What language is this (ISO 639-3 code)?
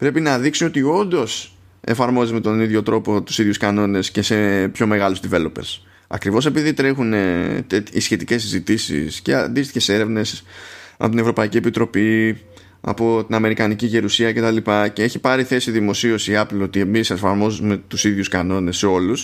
ell